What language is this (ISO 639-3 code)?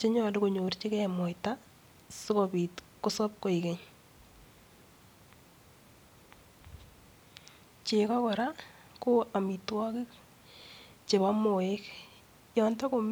kln